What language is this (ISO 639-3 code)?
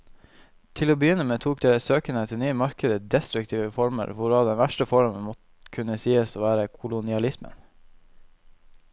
nor